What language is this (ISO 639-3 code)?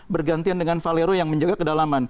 ind